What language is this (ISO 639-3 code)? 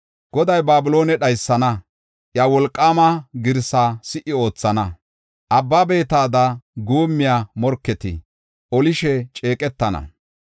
gof